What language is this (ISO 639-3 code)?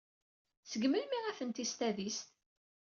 kab